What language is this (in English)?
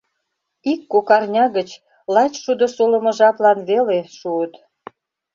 Mari